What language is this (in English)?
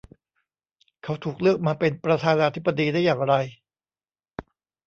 Thai